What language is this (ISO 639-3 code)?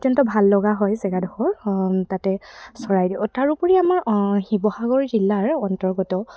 asm